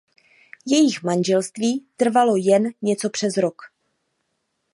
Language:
Czech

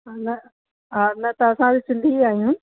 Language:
Sindhi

